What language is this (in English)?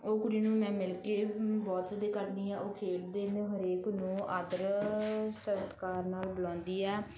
Punjabi